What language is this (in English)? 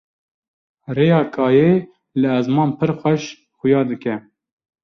Kurdish